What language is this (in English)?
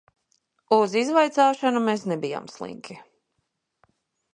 Latvian